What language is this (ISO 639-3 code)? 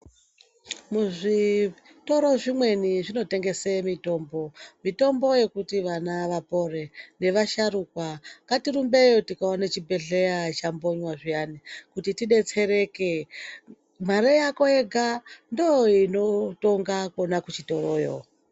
ndc